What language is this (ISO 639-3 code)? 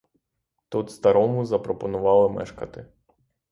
ukr